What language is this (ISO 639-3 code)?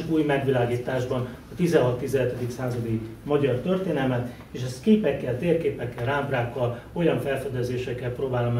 hun